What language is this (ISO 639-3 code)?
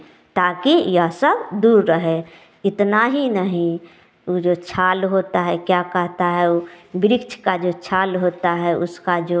hin